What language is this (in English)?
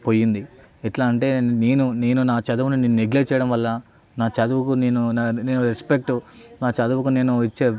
Telugu